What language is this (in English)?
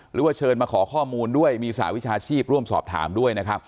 Thai